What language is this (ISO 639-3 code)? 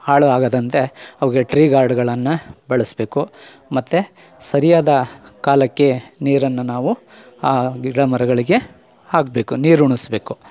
kan